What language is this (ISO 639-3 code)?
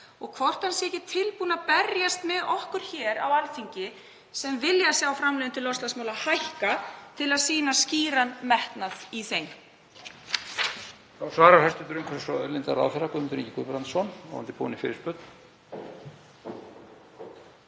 isl